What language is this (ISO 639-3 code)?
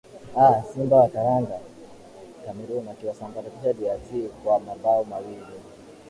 swa